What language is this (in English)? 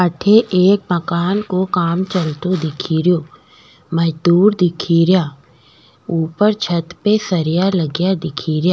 Rajasthani